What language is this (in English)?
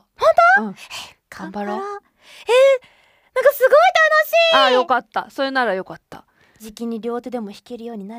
Japanese